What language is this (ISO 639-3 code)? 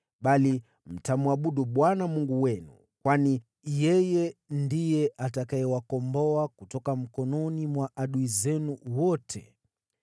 swa